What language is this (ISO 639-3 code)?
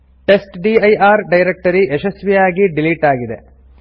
kan